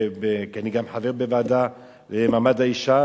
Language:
Hebrew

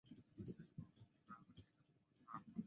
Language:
Chinese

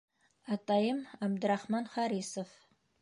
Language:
Bashkir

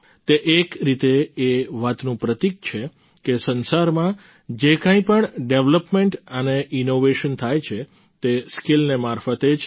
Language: Gujarati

